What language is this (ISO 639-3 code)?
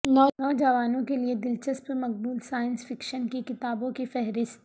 urd